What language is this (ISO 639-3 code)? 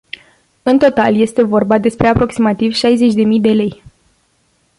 ron